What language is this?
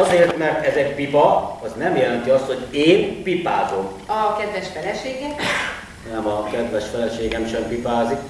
Hungarian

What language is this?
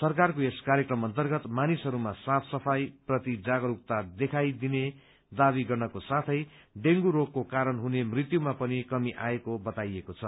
Nepali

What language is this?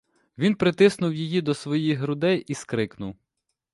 Ukrainian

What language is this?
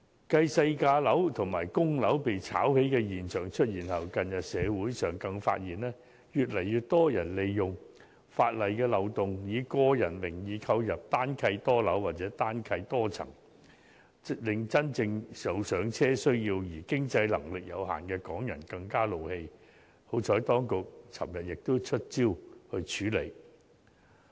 Cantonese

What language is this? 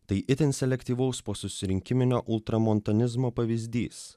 Lithuanian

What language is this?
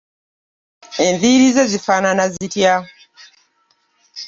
Ganda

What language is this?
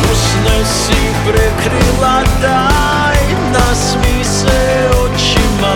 Croatian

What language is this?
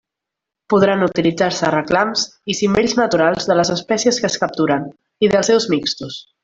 Catalan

